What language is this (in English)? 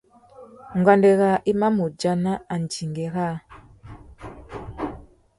Tuki